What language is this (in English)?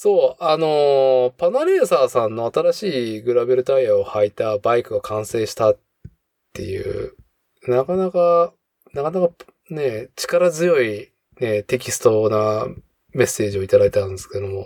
Japanese